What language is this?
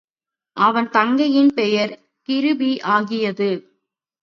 Tamil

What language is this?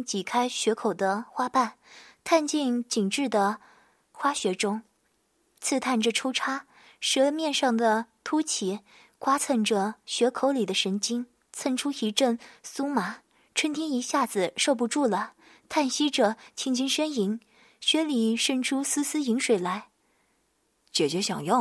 Chinese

